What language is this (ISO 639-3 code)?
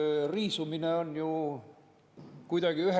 est